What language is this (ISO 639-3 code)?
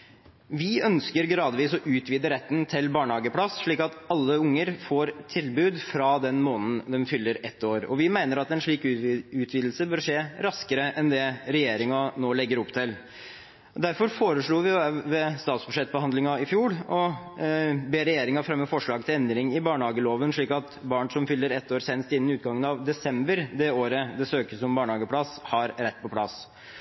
nob